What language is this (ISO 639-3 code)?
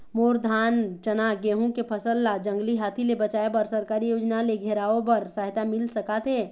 hne